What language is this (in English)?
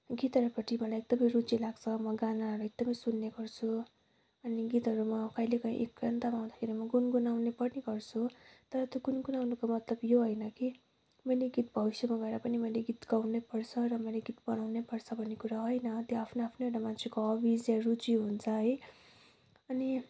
Nepali